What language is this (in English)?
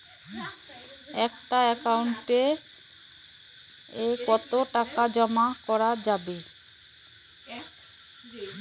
Bangla